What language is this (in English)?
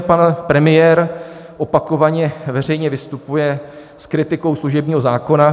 Czech